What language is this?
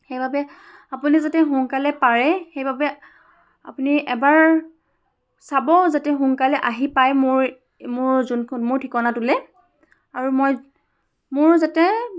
Assamese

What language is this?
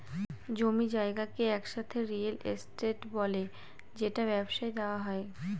Bangla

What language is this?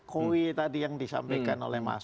Indonesian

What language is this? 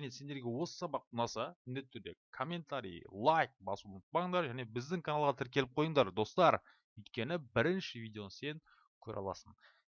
Turkish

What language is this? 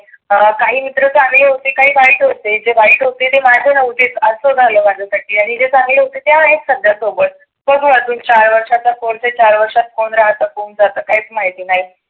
Marathi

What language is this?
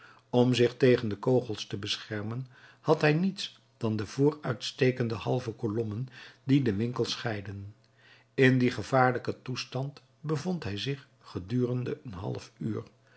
Dutch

